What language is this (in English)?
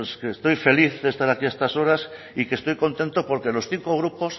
Spanish